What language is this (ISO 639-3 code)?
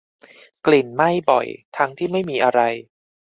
tha